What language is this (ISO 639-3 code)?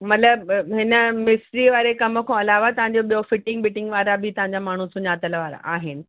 snd